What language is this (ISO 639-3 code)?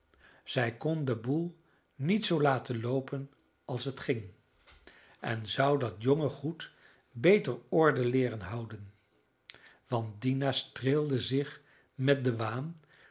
nld